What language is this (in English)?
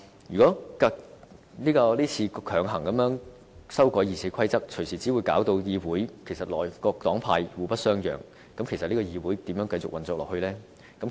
Cantonese